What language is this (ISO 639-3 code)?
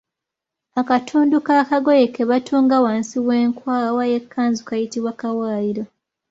lug